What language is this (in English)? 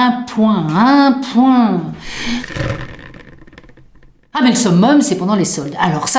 French